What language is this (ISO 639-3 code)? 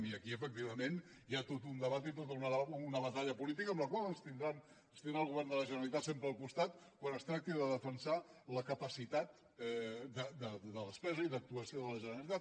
cat